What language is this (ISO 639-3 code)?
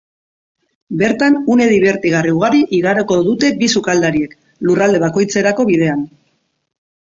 eus